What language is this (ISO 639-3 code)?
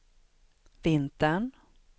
swe